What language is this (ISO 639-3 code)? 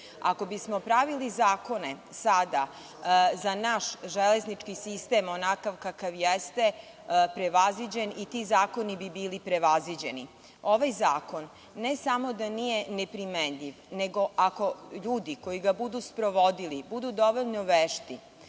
srp